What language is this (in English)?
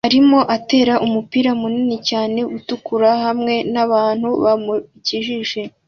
Kinyarwanda